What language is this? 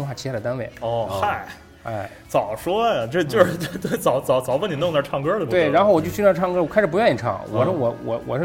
Chinese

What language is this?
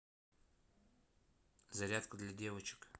Russian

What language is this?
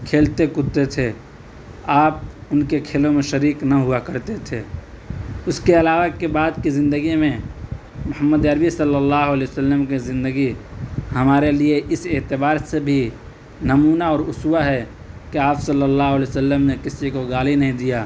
Urdu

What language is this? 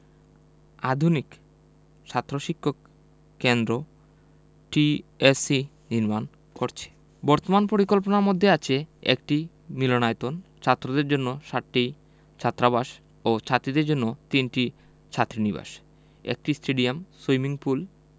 Bangla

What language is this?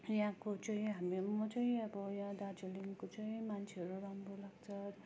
Nepali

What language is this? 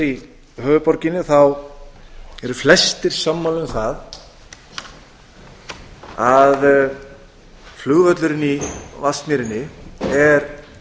Icelandic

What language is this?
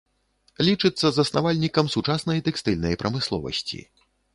Belarusian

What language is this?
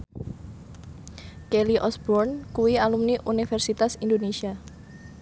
Javanese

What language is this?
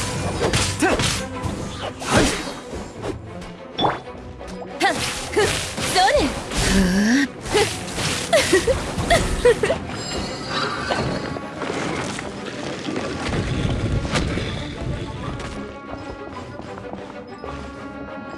Japanese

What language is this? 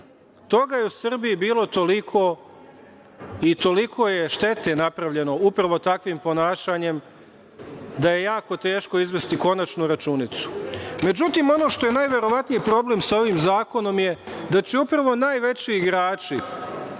Serbian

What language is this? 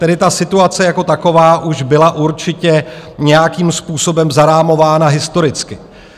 Czech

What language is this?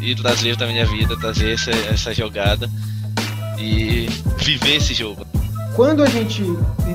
Portuguese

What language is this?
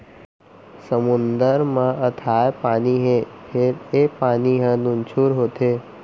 Chhattisgarhi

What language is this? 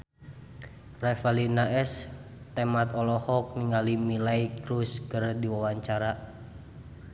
Sundanese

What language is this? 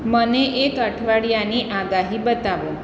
Gujarati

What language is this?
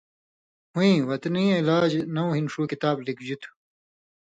Indus Kohistani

